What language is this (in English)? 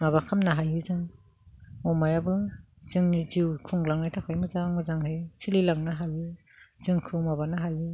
Bodo